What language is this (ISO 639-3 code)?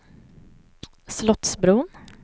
swe